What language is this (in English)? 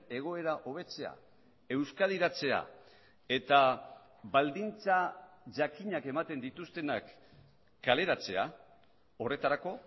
Basque